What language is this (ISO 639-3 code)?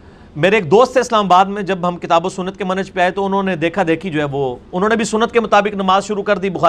urd